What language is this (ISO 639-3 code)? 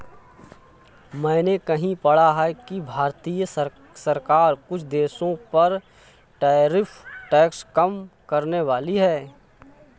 hin